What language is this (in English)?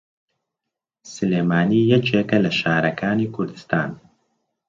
Central Kurdish